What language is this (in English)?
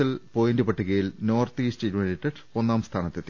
Malayalam